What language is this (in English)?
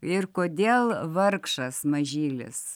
Lithuanian